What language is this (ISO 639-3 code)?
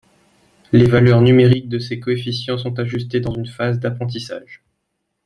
fra